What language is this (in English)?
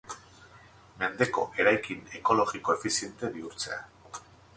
Basque